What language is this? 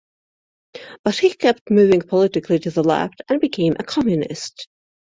English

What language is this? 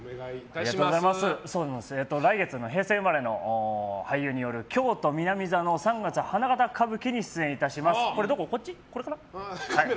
Japanese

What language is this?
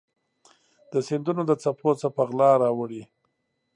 Pashto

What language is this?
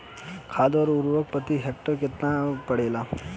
Bhojpuri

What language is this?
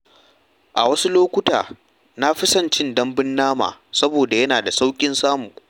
Hausa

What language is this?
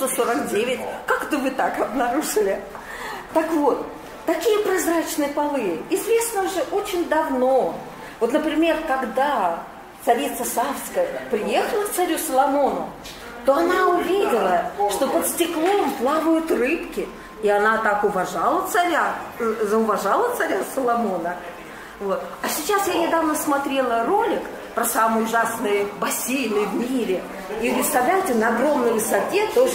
Russian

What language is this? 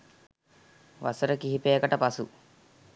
Sinhala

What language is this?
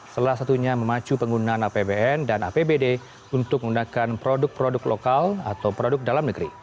Indonesian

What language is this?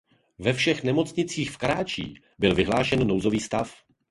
Czech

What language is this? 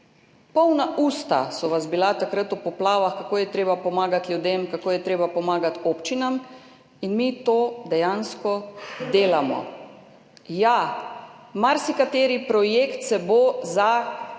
Slovenian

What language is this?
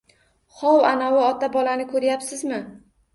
Uzbek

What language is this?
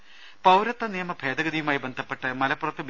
Malayalam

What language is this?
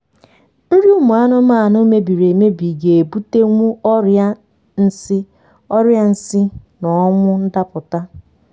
Igbo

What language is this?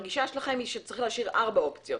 Hebrew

